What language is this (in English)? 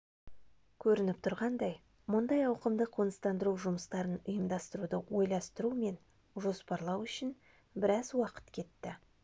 Kazakh